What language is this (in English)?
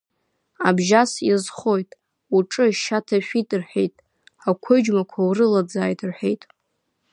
Abkhazian